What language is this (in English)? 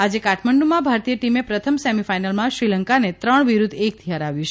Gujarati